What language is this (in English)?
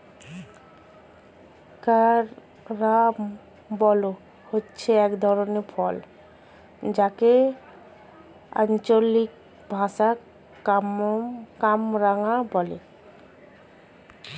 Bangla